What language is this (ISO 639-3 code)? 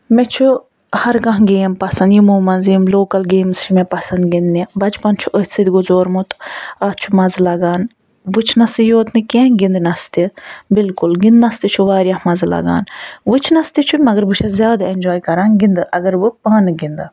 kas